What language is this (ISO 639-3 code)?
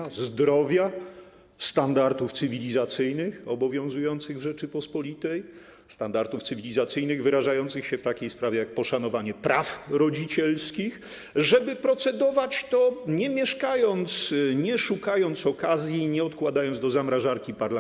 pol